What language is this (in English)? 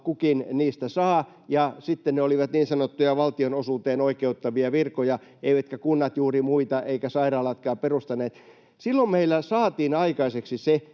Finnish